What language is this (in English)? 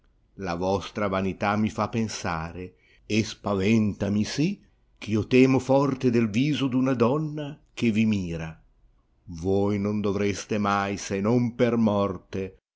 Italian